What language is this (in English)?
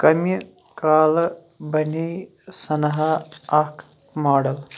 Kashmiri